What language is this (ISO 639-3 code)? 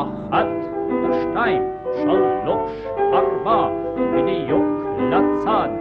heb